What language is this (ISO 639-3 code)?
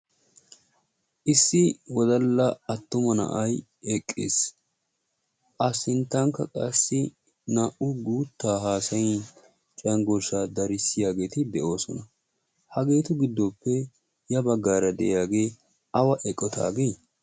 wal